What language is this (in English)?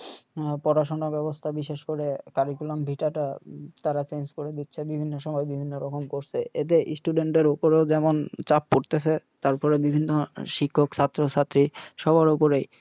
Bangla